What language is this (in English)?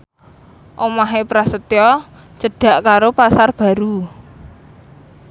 Javanese